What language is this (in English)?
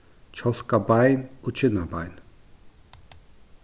Faroese